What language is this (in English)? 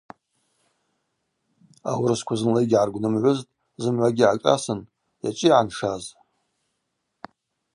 Abaza